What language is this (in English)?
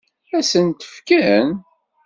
Kabyle